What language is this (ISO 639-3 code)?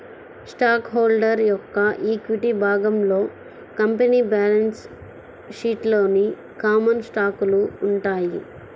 tel